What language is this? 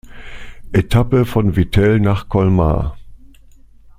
German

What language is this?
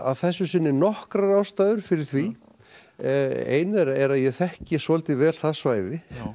Icelandic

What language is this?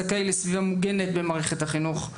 Hebrew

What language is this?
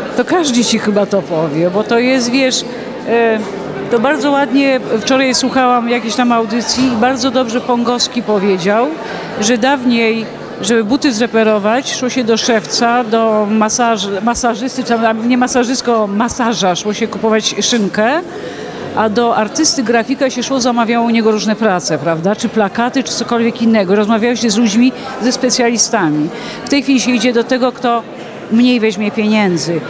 Polish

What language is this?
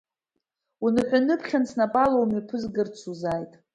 Abkhazian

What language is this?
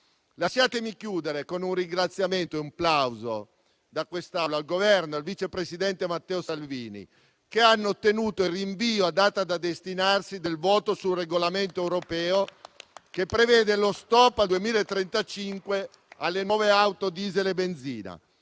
Italian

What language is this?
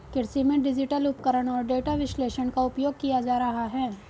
Hindi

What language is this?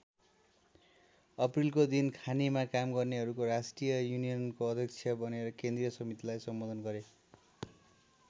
Nepali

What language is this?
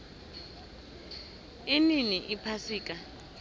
South Ndebele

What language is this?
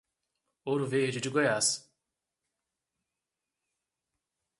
Portuguese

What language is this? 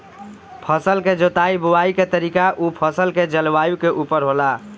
Bhojpuri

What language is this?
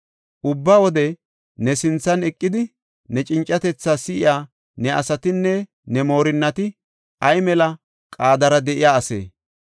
Gofa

